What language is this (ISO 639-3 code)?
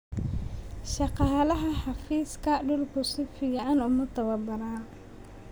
som